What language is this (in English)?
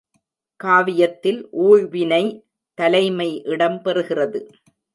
Tamil